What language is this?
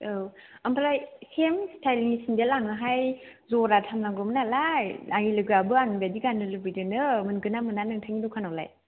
Bodo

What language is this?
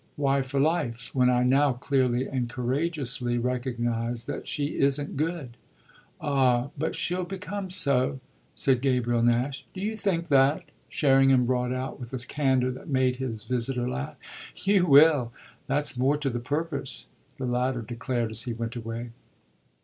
English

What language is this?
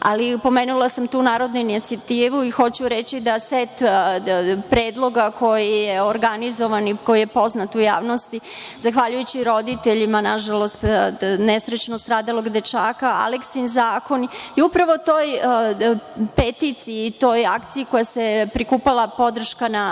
Serbian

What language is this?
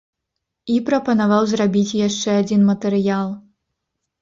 Belarusian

